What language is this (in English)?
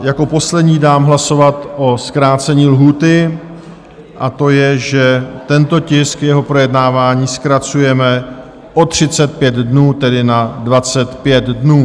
Czech